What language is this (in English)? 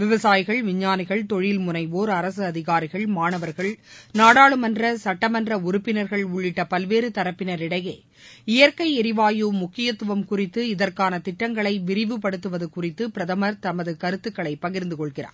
Tamil